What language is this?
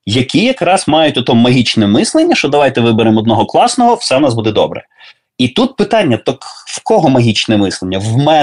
Ukrainian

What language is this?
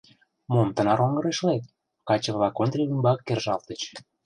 Mari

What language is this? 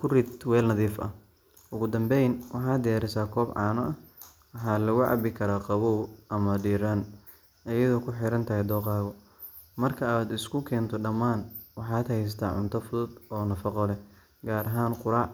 Somali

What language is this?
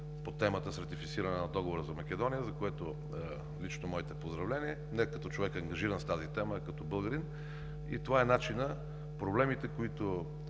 Bulgarian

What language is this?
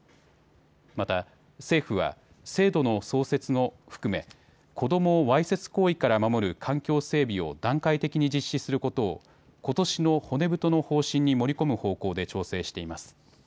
Japanese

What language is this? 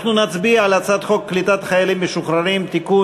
Hebrew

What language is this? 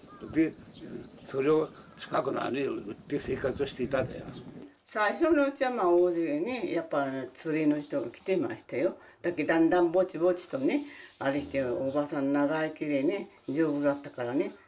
Korean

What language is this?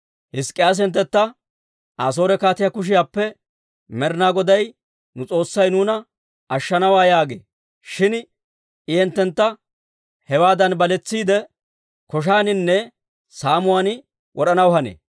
Dawro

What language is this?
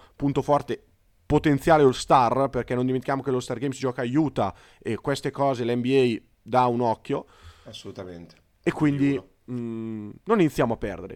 Italian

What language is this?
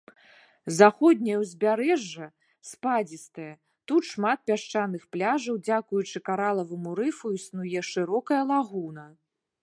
Belarusian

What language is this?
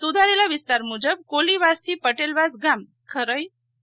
Gujarati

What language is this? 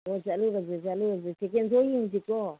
Manipuri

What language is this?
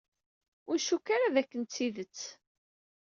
Kabyle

